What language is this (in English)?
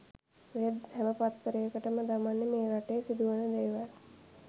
Sinhala